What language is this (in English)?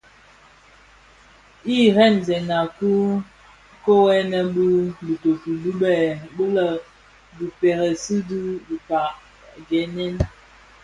Bafia